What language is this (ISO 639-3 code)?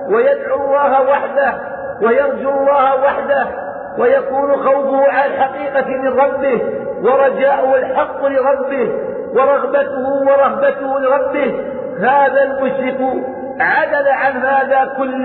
ara